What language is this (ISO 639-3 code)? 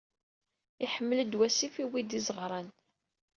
kab